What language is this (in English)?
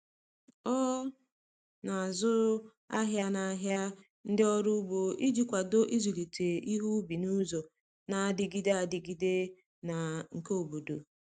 Igbo